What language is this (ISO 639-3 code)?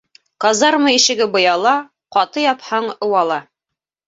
bak